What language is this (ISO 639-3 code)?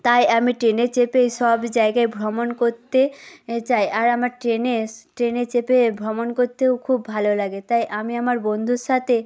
ben